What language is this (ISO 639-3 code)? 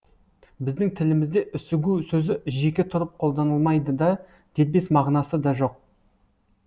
kaz